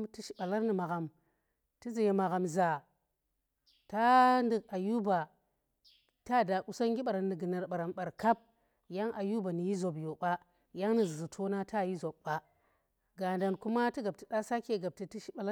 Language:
Tera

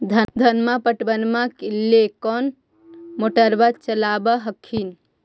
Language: Magahi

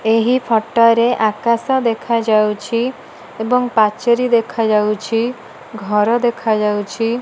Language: Odia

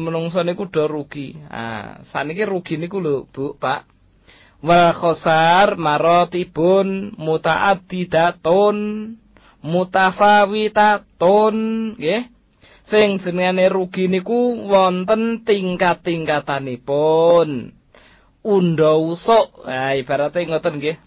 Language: Malay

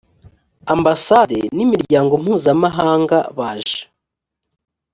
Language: Kinyarwanda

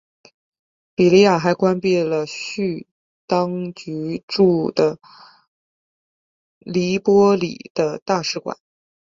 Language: Chinese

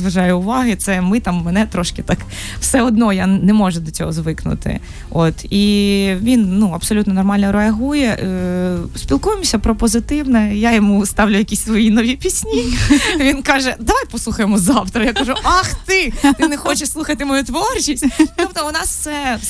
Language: Ukrainian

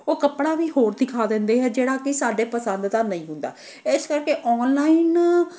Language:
Punjabi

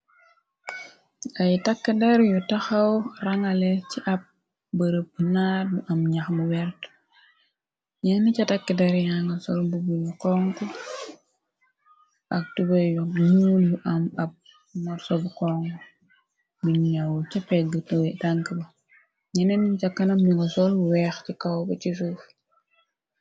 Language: Wolof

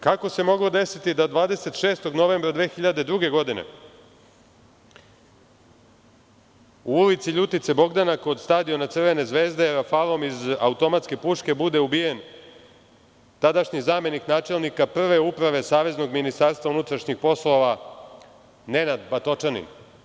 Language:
Serbian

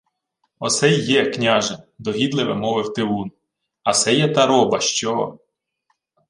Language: Ukrainian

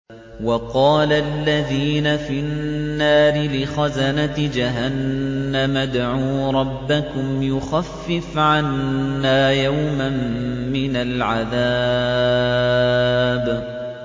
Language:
Arabic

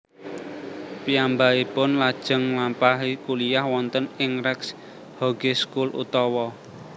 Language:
Javanese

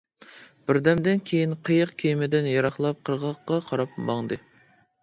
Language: Uyghur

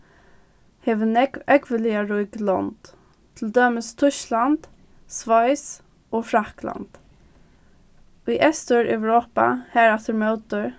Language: Faroese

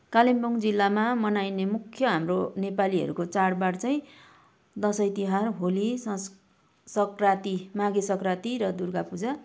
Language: Nepali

